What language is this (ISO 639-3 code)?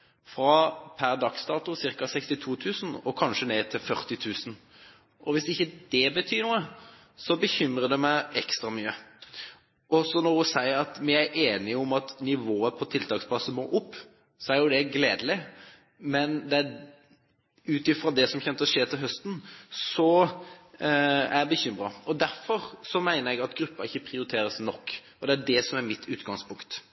nob